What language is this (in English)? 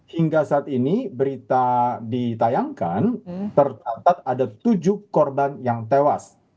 Indonesian